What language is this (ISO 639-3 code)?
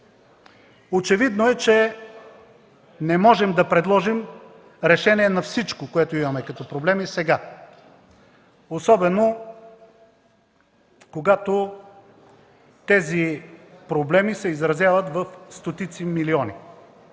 bul